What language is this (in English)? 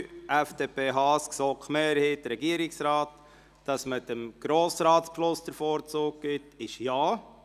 Swiss German